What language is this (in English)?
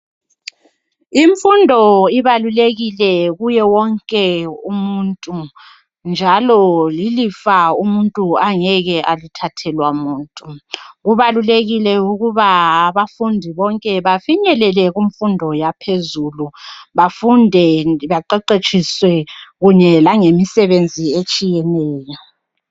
North Ndebele